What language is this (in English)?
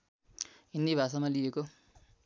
Nepali